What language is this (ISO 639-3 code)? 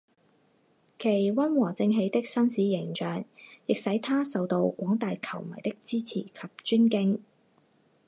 zho